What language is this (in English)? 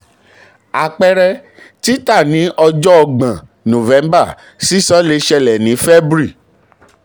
Yoruba